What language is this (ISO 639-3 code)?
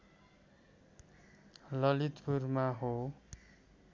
nep